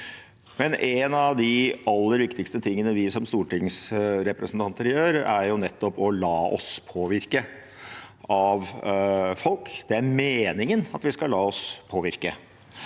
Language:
Norwegian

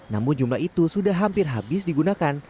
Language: Indonesian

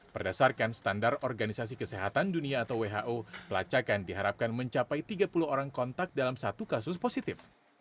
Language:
Indonesian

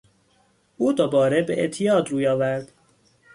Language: Persian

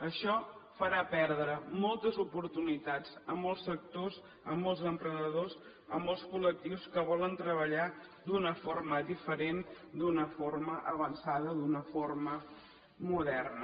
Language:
Catalan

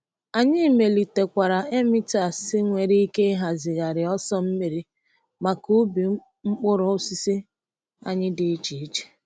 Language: Igbo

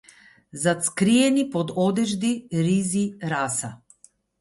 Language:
Macedonian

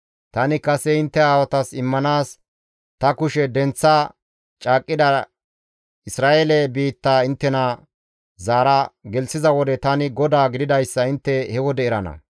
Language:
Gamo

